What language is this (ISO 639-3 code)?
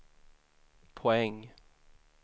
swe